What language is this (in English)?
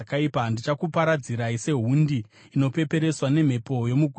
Shona